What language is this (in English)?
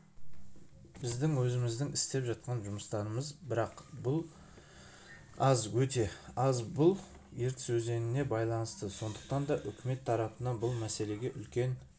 Kazakh